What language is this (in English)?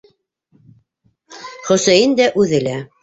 Bashkir